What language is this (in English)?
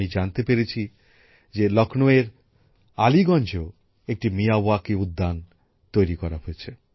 Bangla